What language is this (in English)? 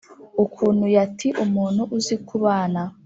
Kinyarwanda